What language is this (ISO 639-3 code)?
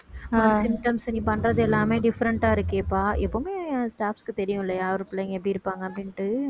tam